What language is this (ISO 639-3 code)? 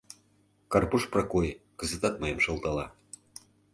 chm